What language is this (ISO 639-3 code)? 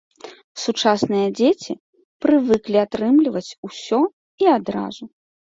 bel